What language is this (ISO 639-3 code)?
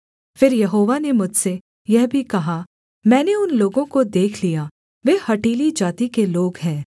hin